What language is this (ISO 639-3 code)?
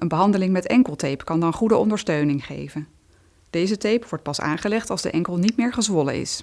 nld